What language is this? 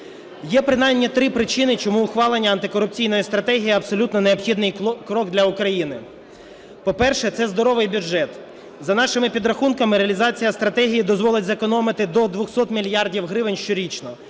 Ukrainian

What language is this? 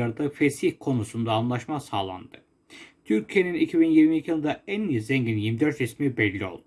Turkish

